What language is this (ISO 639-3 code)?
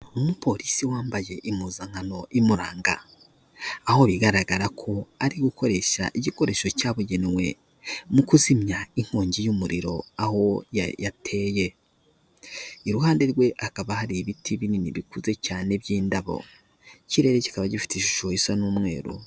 kin